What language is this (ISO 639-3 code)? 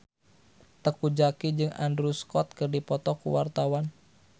sun